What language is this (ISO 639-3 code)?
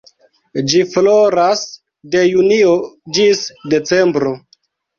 epo